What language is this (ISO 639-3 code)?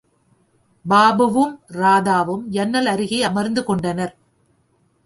tam